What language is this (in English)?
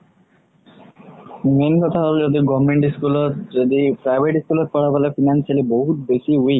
Assamese